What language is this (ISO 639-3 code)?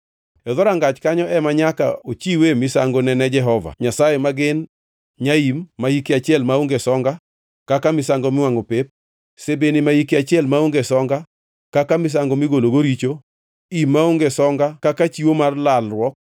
luo